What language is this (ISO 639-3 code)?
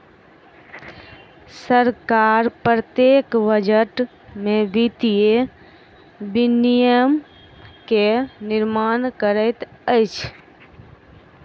mai